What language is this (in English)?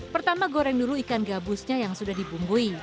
Indonesian